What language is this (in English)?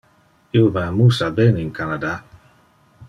Interlingua